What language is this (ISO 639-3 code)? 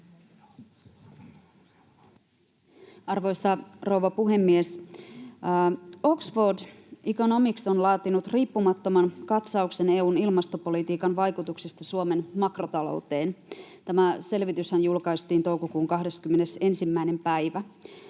fin